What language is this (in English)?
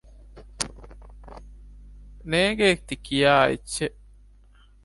Divehi